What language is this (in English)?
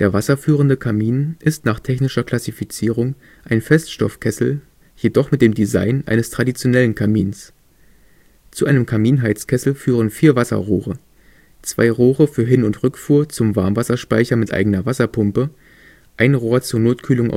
German